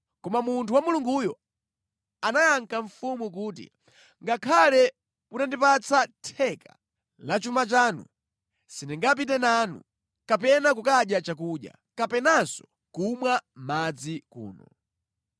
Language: Nyanja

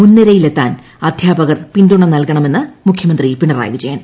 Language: Malayalam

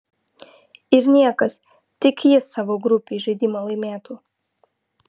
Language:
Lithuanian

